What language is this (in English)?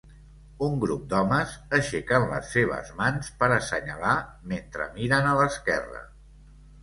Catalan